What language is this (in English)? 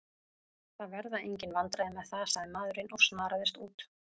Icelandic